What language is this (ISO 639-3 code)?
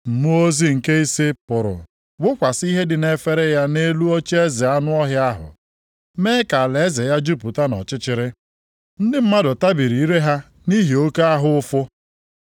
ibo